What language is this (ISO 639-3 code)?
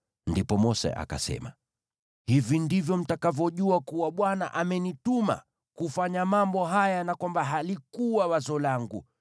swa